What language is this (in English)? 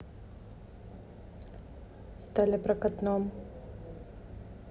Russian